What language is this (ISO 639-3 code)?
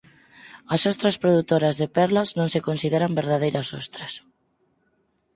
glg